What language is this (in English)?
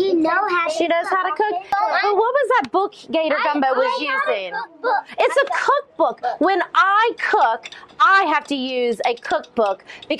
English